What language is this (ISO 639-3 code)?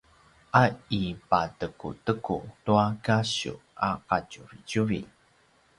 pwn